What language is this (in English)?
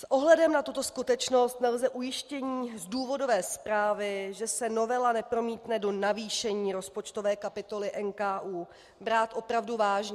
Czech